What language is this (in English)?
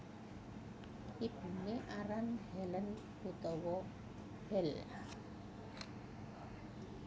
Javanese